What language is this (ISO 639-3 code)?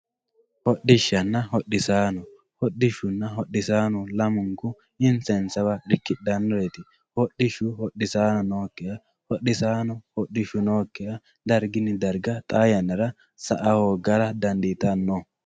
sid